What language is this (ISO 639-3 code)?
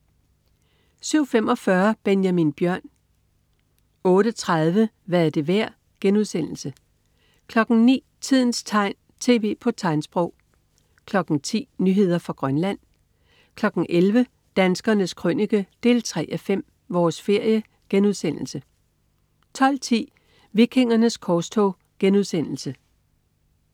dan